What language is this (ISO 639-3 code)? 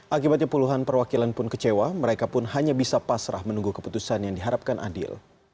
ind